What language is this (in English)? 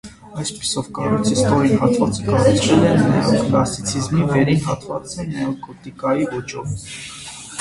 Armenian